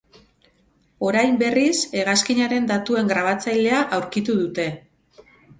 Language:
Basque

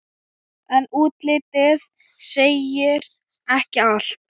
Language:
Icelandic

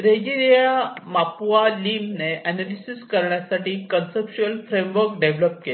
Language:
Marathi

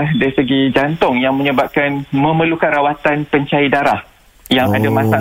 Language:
Malay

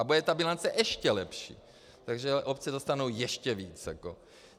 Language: Czech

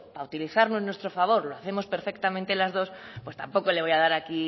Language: Spanish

